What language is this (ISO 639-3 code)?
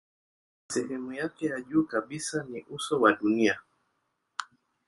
swa